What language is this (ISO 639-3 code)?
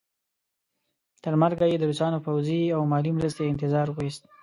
pus